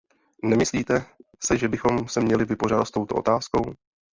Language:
Czech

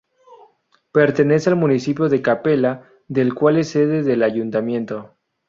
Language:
Spanish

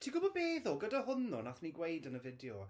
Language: Welsh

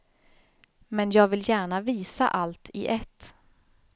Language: Swedish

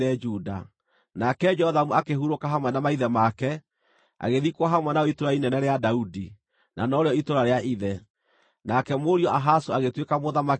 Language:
Kikuyu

